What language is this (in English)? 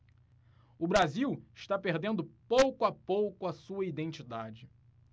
Portuguese